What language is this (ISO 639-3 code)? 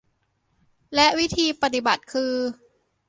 tha